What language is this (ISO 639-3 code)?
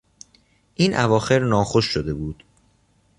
fas